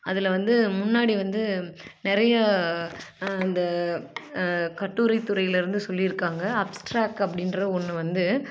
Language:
Tamil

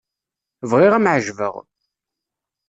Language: Kabyle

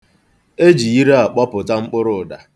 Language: Igbo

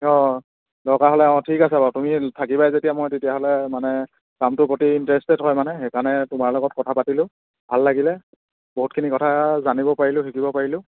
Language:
Assamese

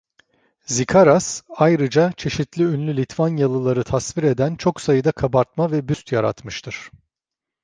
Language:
Turkish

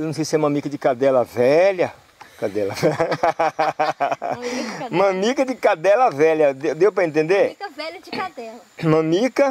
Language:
Portuguese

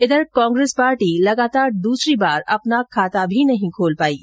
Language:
Hindi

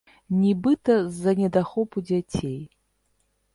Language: Belarusian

